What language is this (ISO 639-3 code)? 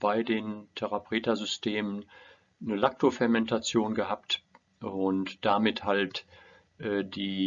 deu